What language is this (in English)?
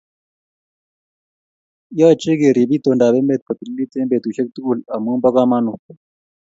Kalenjin